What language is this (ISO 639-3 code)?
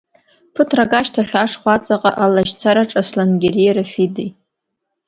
abk